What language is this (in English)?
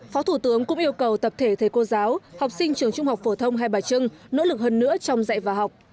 Vietnamese